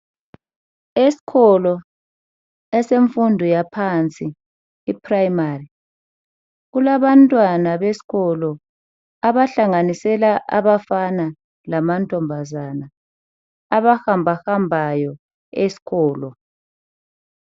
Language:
North Ndebele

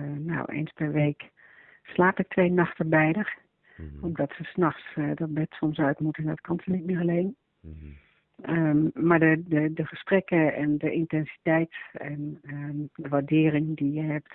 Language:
Dutch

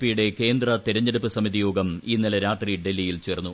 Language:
Malayalam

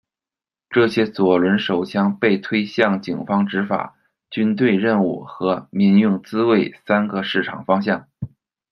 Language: Chinese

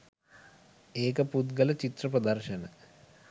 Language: Sinhala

